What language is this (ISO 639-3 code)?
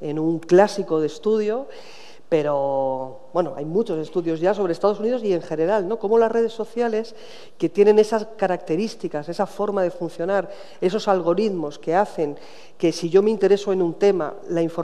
spa